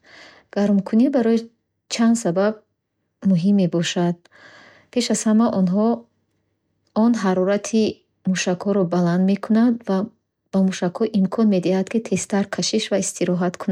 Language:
Bukharic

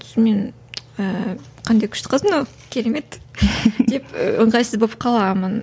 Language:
Kazakh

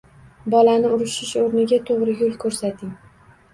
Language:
Uzbek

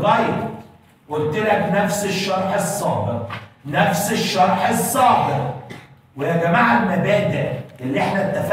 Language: Arabic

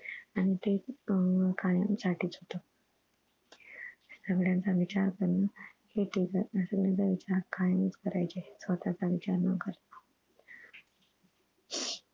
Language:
Marathi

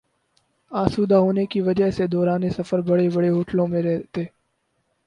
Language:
Urdu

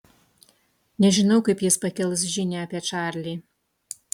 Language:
Lithuanian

